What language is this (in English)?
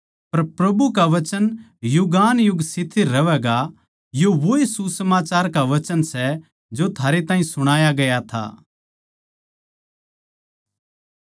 Haryanvi